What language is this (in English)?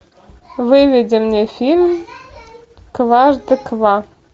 Russian